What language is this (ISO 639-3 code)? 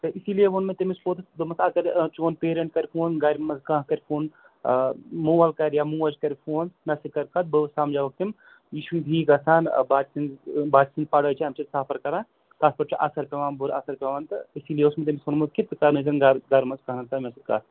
kas